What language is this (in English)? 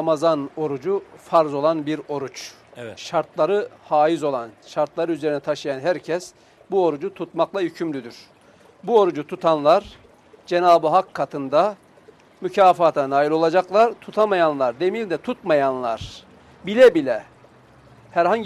Turkish